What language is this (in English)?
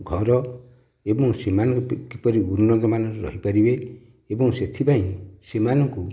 Odia